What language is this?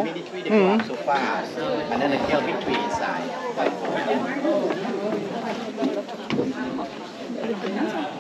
Swedish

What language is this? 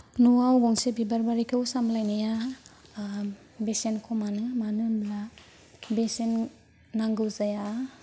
Bodo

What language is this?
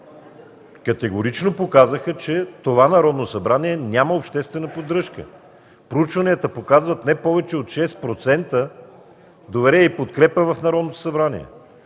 Bulgarian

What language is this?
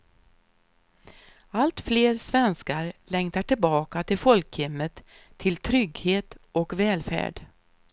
Swedish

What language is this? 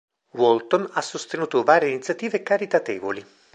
Italian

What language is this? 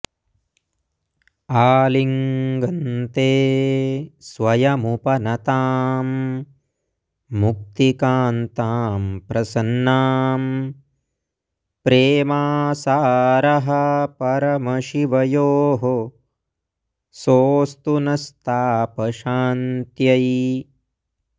Sanskrit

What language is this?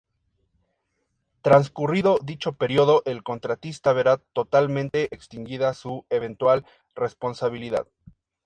Spanish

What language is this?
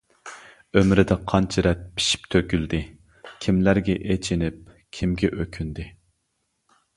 Uyghur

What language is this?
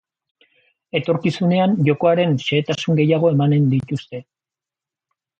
Basque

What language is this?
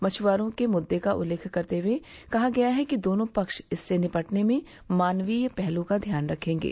Hindi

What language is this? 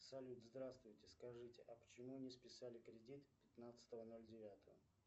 Russian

